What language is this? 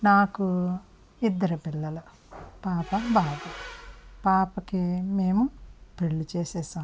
Telugu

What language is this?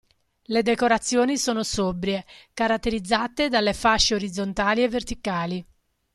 Italian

